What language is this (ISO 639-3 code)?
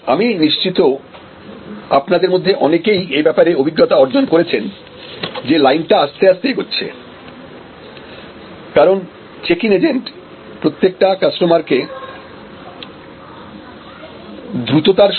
ben